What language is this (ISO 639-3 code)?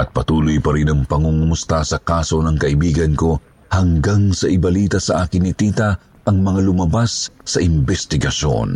fil